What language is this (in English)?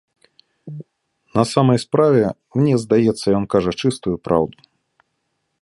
Belarusian